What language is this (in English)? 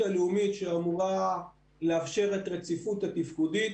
Hebrew